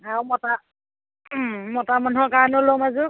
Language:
Assamese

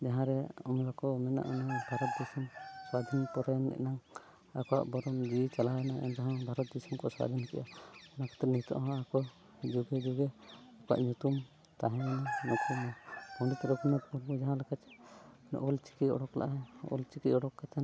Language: Santali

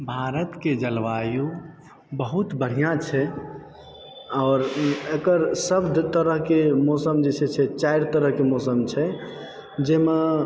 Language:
Maithili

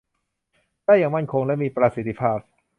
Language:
Thai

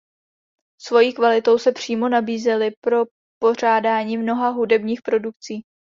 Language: Czech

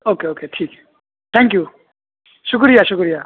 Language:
Urdu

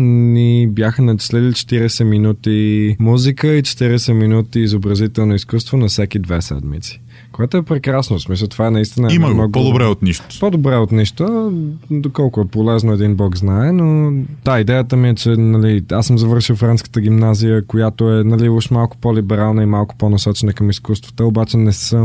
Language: Bulgarian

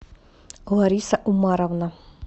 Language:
Russian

